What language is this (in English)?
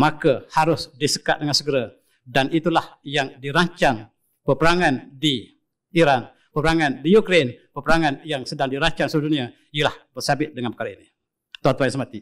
Malay